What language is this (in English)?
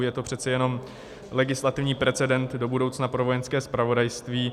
Czech